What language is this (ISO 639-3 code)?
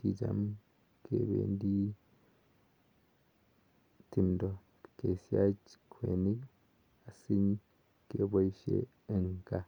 kln